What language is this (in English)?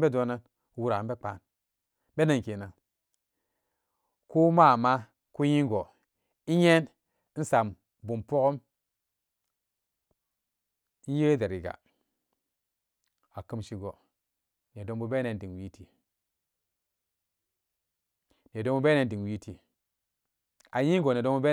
Samba Daka